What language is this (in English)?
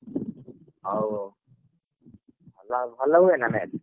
Odia